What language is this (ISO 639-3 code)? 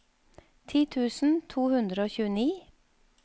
nor